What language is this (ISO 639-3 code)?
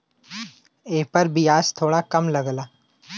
bho